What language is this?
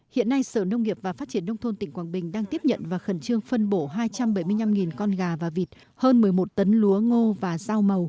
Vietnamese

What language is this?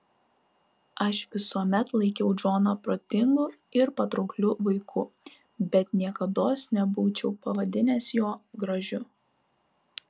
Lithuanian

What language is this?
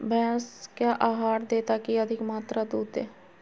Magahi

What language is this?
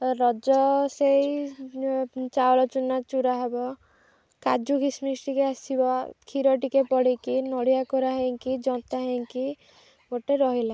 Odia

